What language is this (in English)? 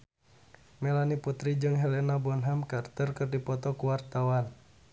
Sundanese